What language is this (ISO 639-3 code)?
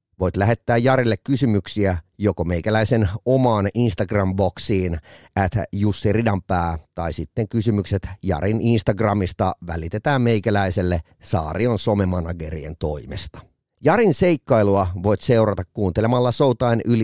fin